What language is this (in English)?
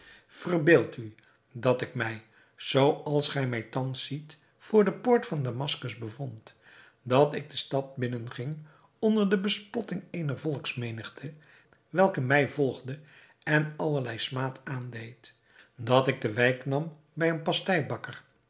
Dutch